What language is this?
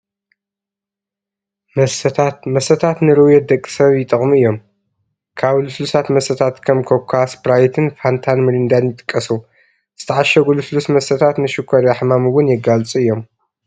Tigrinya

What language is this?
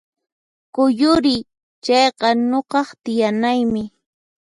Puno Quechua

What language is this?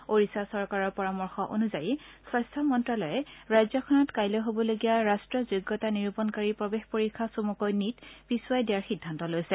Assamese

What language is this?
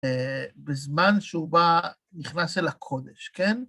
Hebrew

